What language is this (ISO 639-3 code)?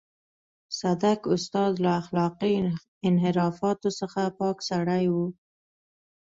pus